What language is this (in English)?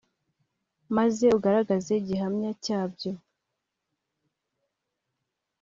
Kinyarwanda